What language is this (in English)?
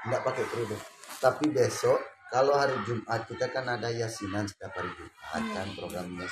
Indonesian